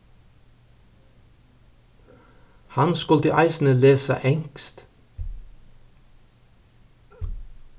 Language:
Faroese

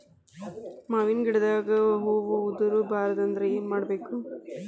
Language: Kannada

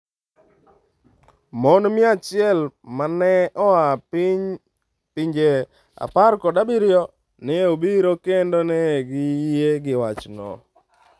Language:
Luo (Kenya and Tanzania)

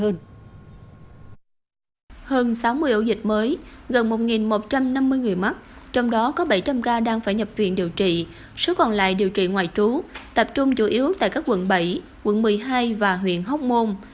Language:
Vietnamese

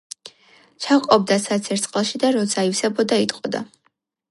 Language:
Georgian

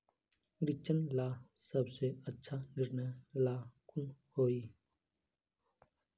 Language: Magahi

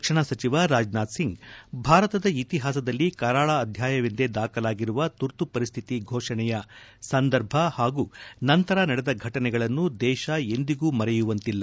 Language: Kannada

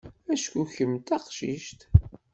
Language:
Kabyle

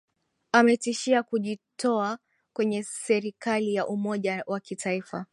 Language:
Swahili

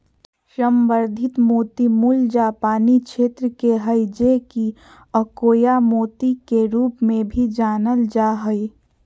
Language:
Magahi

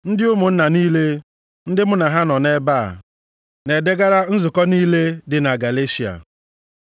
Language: Igbo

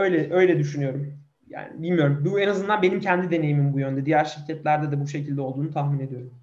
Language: Turkish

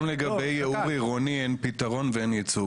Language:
Hebrew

